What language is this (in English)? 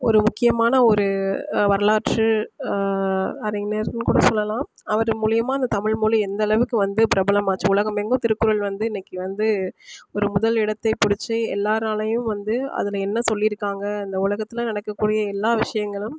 Tamil